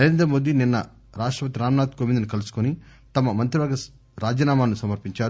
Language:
Telugu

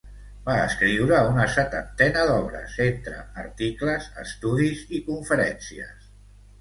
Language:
Catalan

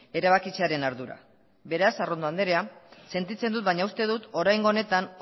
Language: Basque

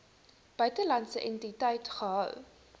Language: Afrikaans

